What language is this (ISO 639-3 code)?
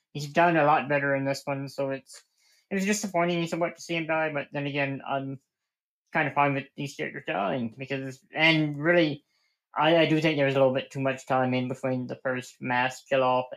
eng